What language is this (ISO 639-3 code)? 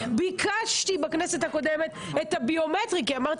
heb